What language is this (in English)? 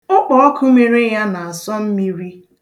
Igbo